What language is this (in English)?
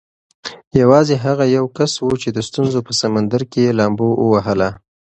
Pashto